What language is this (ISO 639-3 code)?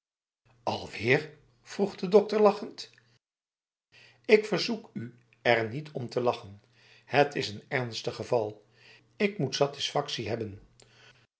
nld